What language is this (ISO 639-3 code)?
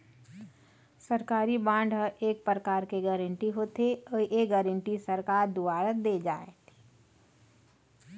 hne